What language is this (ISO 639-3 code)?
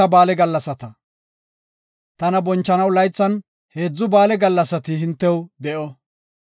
gof